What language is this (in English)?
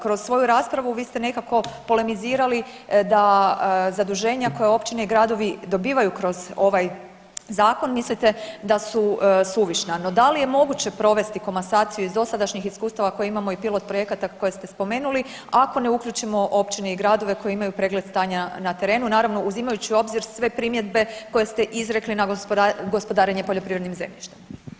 Croatian